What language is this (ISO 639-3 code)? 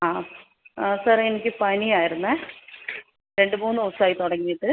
mal